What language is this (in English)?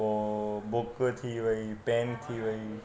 Sindhi